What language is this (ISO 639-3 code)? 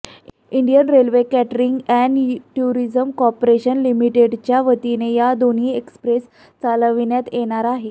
mar